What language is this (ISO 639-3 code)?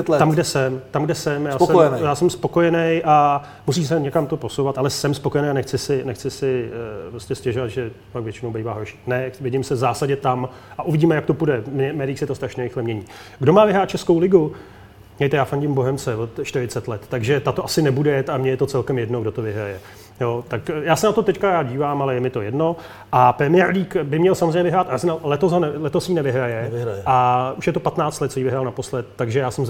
ces